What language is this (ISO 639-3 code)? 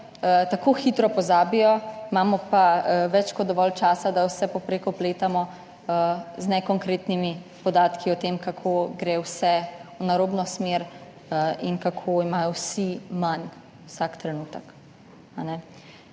slv